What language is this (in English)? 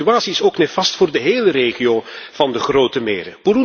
Dutch